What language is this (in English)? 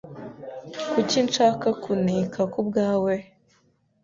Kinyarwanda